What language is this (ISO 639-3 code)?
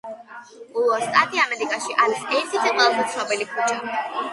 kat